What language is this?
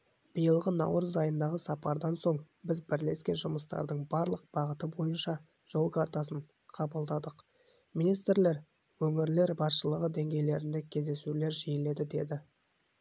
Kazakh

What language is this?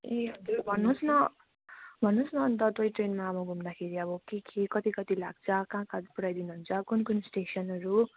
Nepali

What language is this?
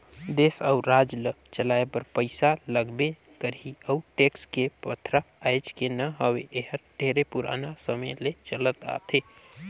Chhattisgarhi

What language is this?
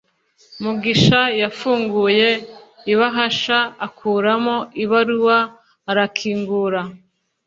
Kinyarwanda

